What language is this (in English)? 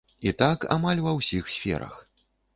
Belarusian